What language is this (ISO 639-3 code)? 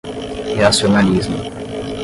por